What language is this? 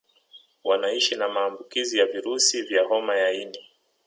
Swahili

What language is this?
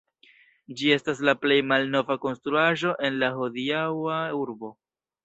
Esperanto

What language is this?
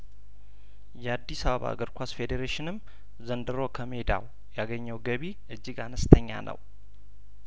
Amharic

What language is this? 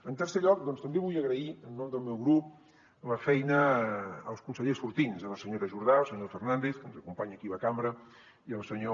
Catalan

